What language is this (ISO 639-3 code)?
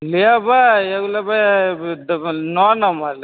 mai